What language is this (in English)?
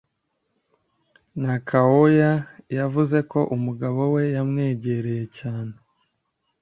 Kinyarwanda